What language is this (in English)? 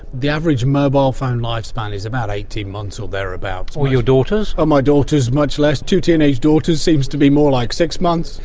English